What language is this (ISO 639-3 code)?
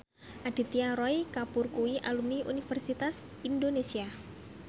jav